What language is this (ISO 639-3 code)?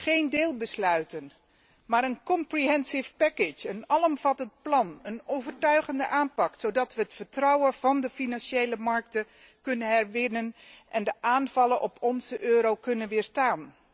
nld